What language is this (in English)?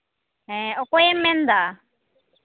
Santali